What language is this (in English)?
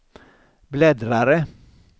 Swedish